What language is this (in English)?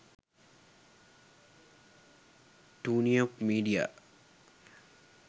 Sinhala